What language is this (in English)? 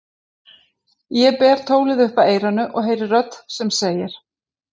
Icelandic